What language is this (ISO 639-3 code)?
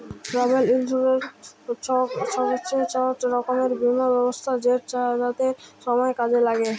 ben